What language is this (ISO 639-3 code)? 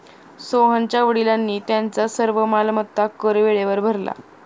mar